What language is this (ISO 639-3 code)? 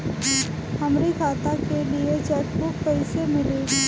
bho